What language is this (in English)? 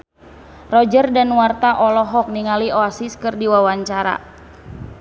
Sundanese